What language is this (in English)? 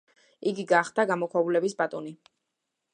Georgian